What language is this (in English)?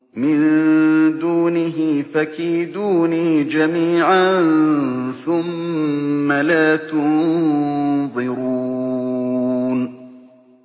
Arabic